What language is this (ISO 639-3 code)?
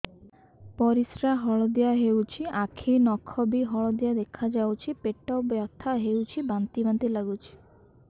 ori